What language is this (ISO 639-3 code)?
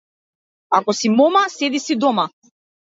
mkd